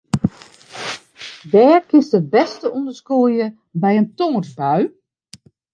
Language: Western Frisian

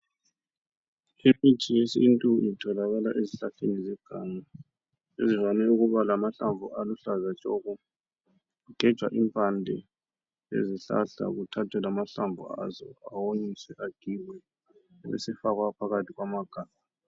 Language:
North Ndebele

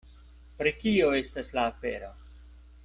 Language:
Esperanto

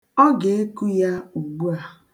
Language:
Igbo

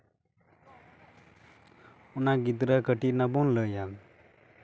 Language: Santali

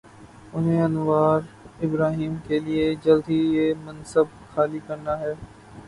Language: Urdu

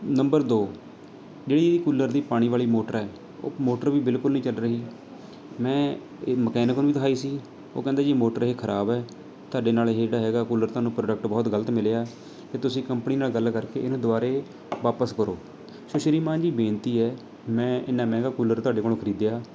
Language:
Punjabi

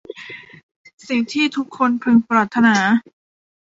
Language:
Thai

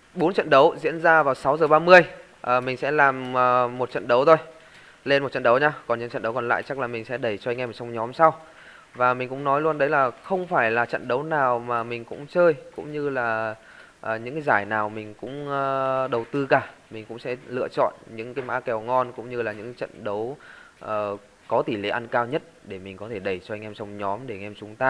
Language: Vietnamese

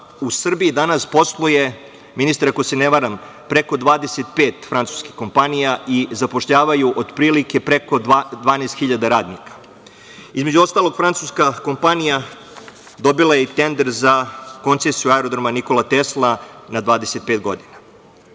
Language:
Serbian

